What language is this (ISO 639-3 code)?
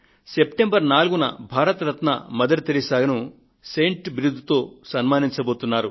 tel